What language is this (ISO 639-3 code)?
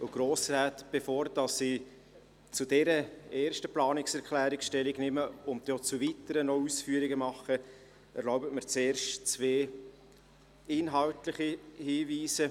gsw